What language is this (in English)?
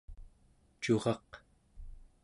Central Yupik